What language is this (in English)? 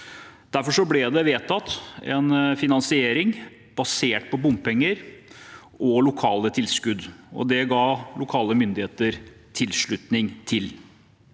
Norwegian